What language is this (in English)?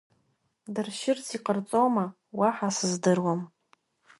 Abkhazian